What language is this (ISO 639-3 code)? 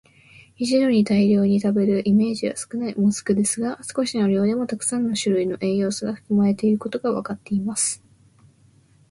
jpn